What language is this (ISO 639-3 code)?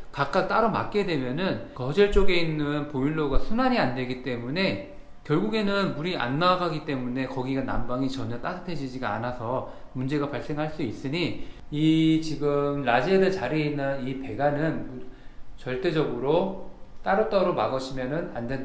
kor